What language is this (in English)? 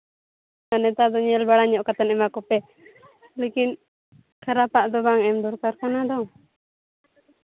Santali